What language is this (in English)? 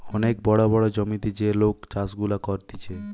Bangla